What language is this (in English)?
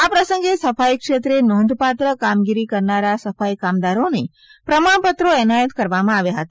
Gujarati